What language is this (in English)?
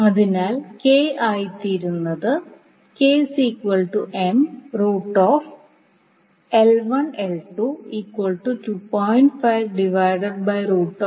Malayalam